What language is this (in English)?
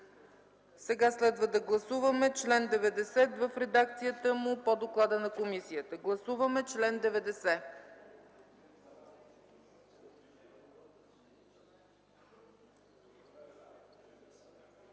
Bulgarian